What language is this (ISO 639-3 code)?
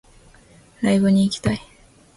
jpn